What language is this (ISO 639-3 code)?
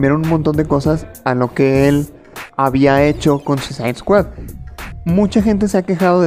spa